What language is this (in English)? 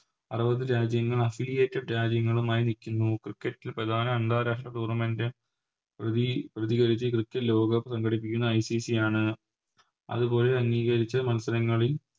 Malayalam